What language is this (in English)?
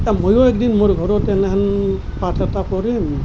Assamese